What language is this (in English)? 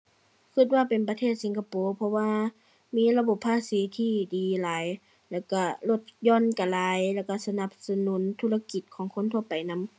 Thai